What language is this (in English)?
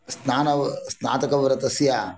Sanskrit